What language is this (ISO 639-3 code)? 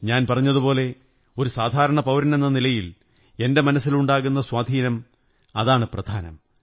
mal